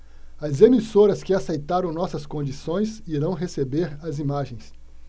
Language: Portuguese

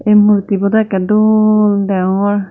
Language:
Chakma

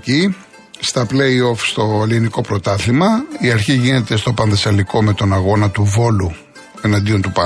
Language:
Greek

